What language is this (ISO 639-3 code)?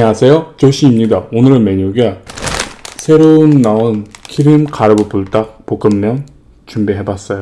kor